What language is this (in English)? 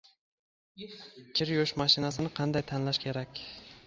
Uzbek